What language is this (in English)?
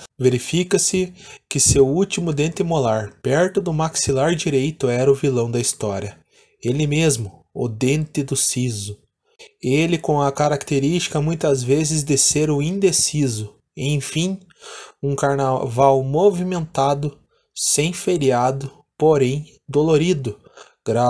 Portuguese